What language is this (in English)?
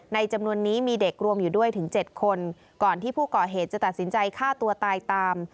Thai